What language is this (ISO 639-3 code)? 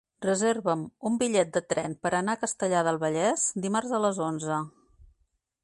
cat